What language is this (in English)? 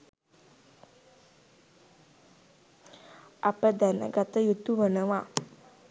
Sinhala